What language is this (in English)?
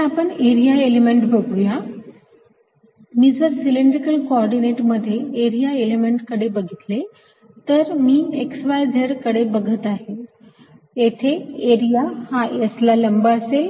Marathi